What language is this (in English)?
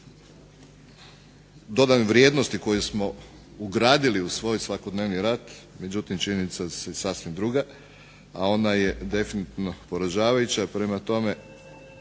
Croatian